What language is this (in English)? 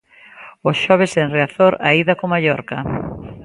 Galician